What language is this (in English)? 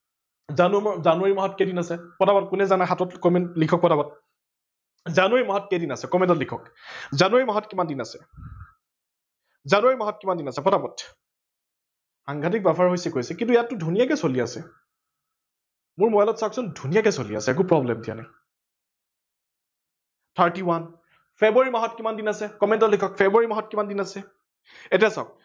Assamese